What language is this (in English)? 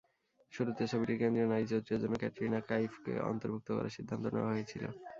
Bangla